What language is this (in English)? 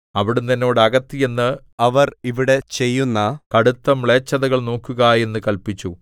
Malayalam